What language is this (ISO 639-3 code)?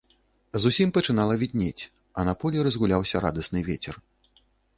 bel